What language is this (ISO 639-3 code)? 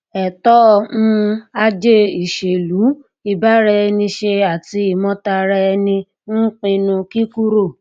yor